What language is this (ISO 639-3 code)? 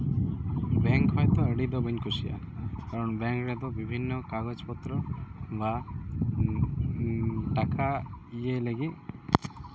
sat